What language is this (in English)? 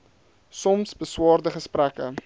Afrikaans